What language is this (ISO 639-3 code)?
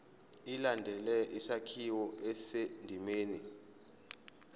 zul